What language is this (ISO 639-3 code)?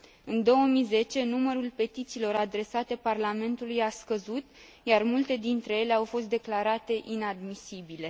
ron